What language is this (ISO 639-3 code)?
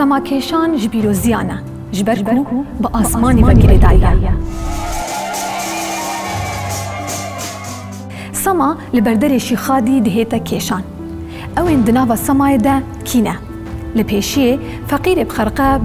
ara